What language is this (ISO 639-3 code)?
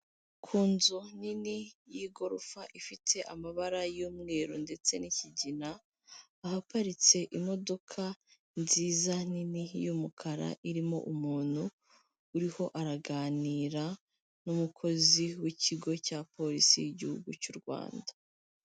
kin